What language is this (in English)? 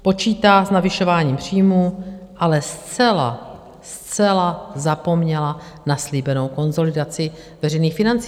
Czech